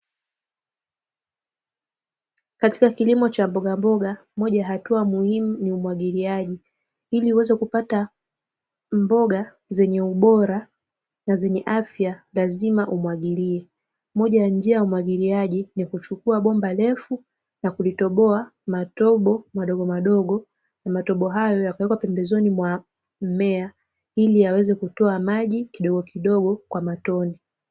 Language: Swahili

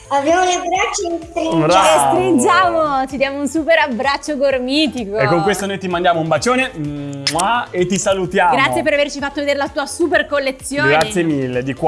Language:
Italian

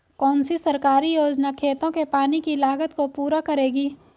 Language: Hindi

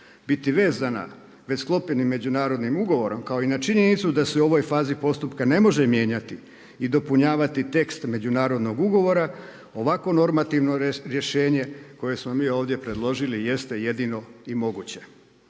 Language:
Croatian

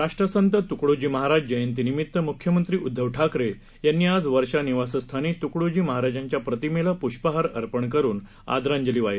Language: Marathi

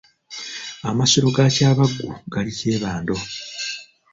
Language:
Ganda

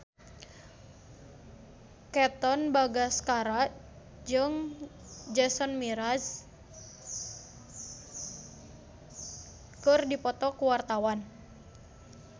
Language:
Sundanese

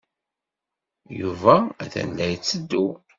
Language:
Kabyle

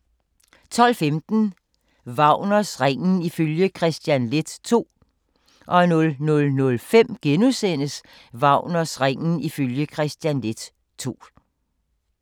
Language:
Danish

